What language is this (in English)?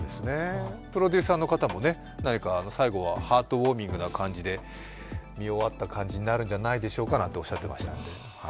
Japanese